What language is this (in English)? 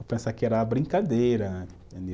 Portuguese